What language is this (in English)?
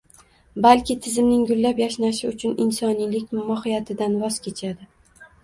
Uzbek